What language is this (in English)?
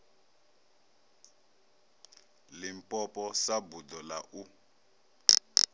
Venda